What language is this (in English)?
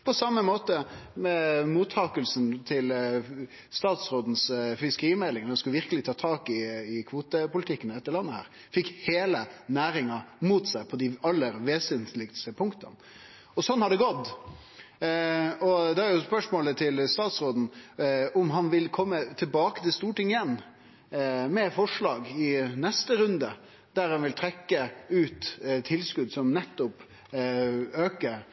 Norwegian Nynorsk